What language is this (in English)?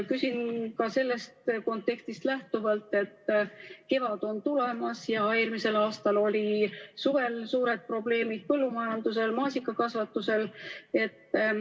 Estonian